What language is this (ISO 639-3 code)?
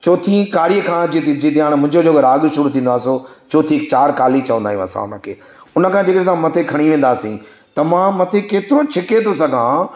snd